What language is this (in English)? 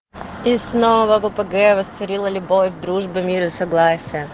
Russian